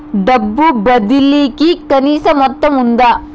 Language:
Telugu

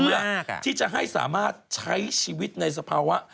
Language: Thai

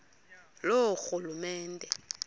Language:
Xhosa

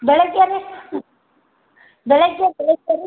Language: Kannada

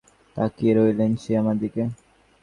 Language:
Bangla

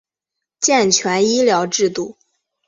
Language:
Chinese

